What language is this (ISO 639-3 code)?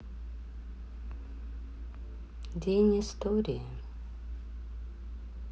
rus